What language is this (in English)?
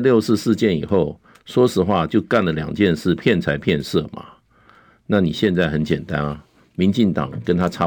Chinese